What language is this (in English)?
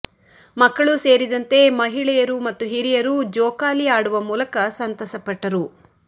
Kannada